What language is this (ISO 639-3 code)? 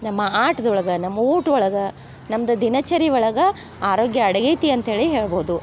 kan